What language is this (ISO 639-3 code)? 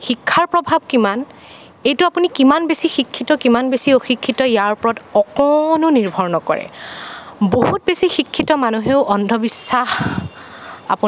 asm